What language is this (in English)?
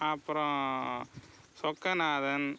Tamil